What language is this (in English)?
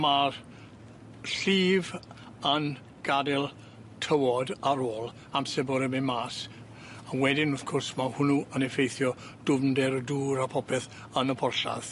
Welsh